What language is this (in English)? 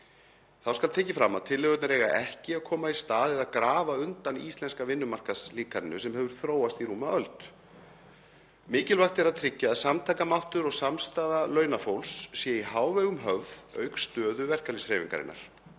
Icelandic